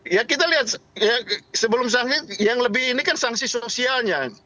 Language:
Indonesian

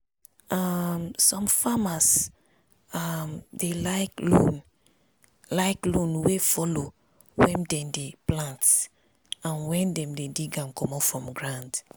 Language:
Nigerian Pidgin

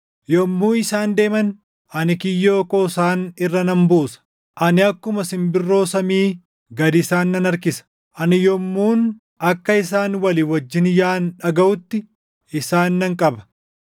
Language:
Oromo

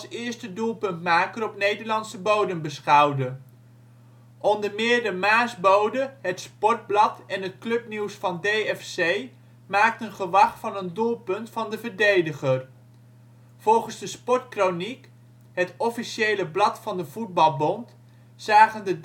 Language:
Dutch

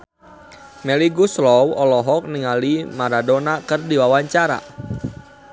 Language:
Sundanese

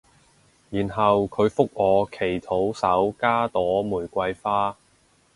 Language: Cantonese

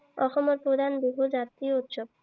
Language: Assamese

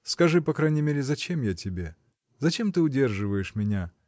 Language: Russian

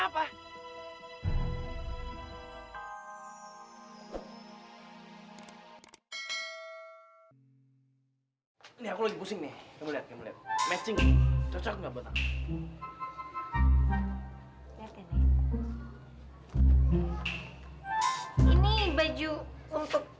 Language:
Indonesian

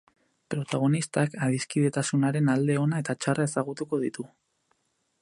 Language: Basque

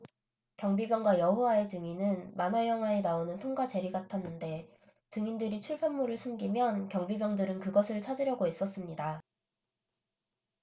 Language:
Korean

